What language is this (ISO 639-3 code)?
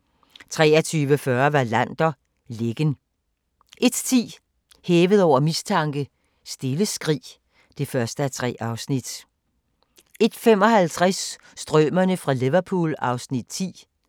dan